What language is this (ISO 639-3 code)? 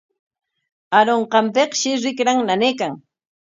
qwa